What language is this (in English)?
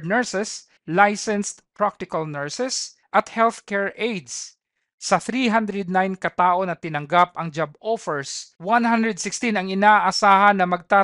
Filipino